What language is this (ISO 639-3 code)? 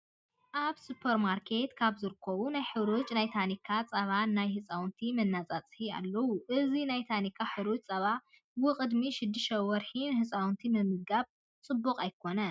tir